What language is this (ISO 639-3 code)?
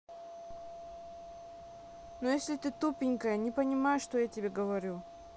rus